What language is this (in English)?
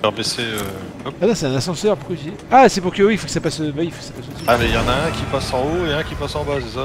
French